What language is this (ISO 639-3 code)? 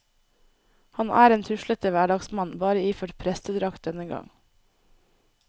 nor